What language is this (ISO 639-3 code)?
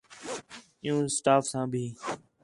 xhe